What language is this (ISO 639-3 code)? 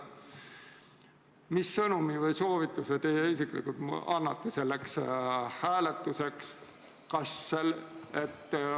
est